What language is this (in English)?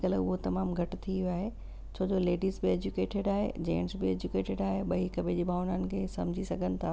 Sindhi